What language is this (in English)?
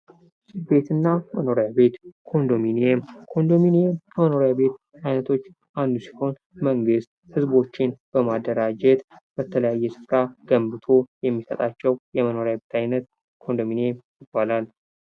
Amharic